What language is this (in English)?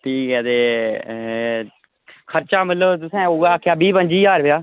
Dogri